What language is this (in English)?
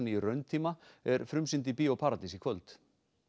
Icelandic